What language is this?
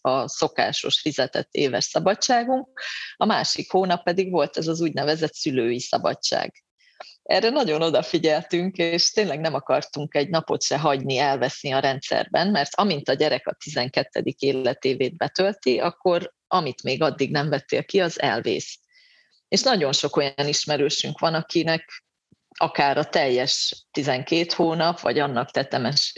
Hungarian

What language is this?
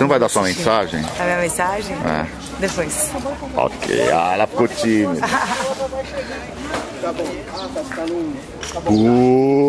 Portuguese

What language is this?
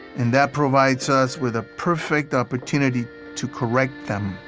English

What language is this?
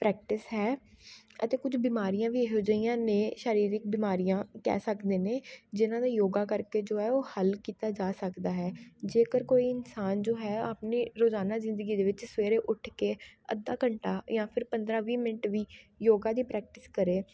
Punjabi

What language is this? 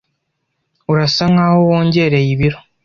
Kinyarwanda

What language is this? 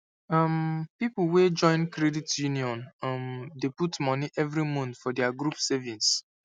Nigerian Pidgin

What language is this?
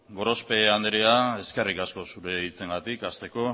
Basque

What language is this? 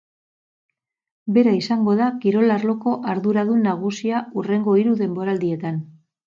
Basque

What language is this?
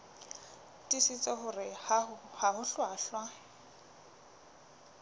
Southern Sotho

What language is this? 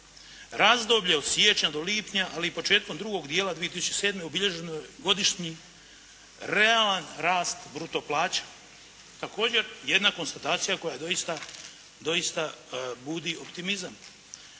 Croatian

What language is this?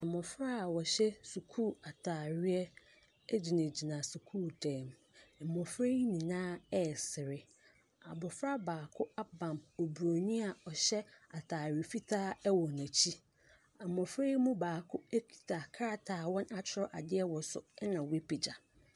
Akan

